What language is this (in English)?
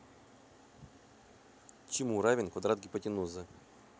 Russian